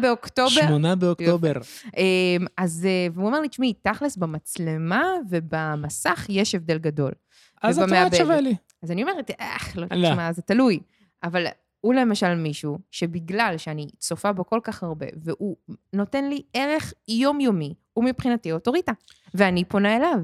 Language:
Hebrew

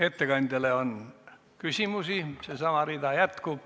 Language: Estonian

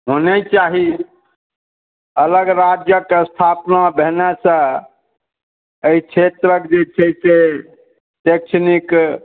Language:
Maithili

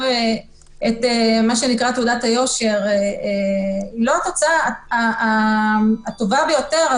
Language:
Hebrew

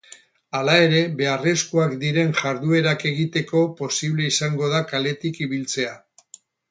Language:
Basque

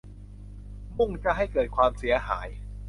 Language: Thai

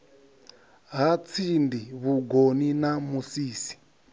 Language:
Venda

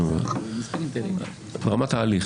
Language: Hebrew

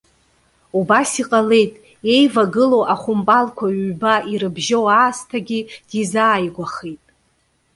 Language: Abkhazian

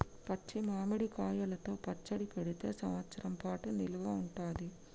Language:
Telugu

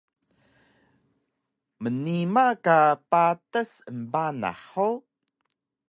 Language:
Taroko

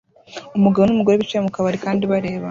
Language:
Kinyarwanda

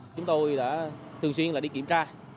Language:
Vietnamese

